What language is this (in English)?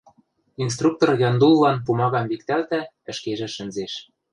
Western Mari